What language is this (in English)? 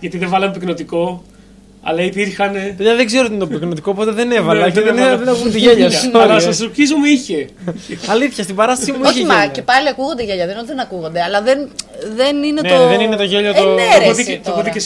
Greek